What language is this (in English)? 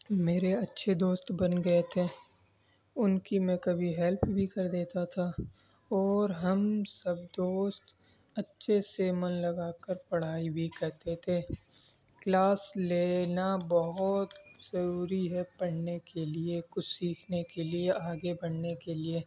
Urdu